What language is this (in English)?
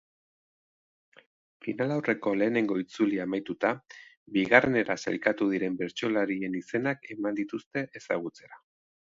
Basque